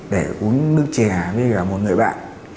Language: Vietnamese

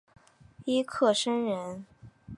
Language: Chinese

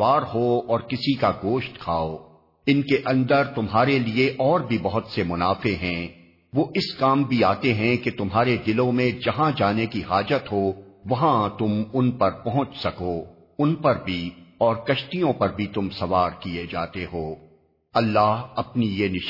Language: Urdu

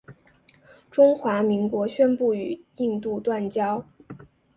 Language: Chinese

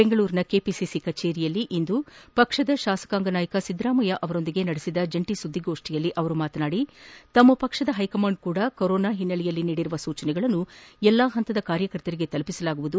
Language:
Kannada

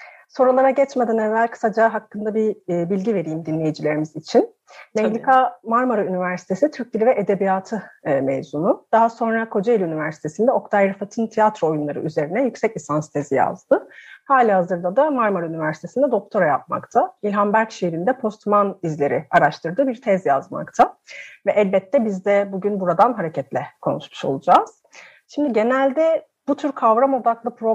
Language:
Turkish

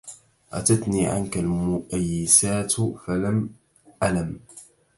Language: Arabic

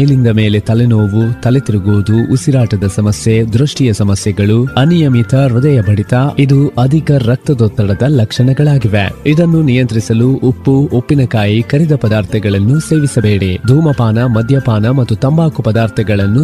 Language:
Kannada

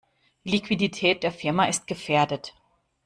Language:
German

